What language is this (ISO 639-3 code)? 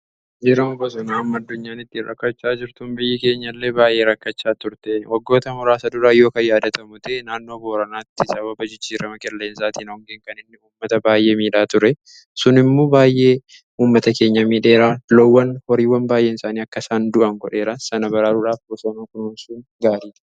orm